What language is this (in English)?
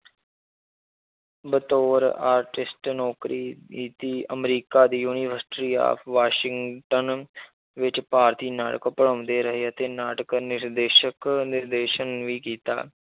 Punjabi